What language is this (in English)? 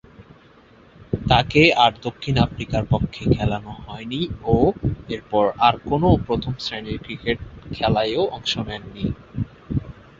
Bangla